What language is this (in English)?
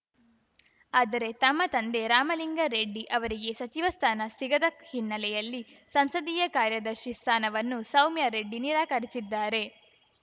Kannada